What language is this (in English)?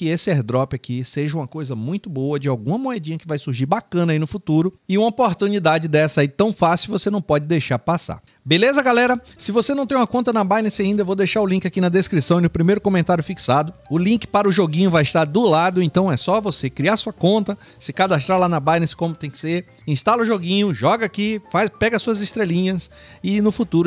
Portuguese